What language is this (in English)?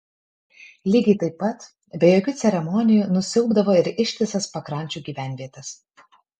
Lithuanian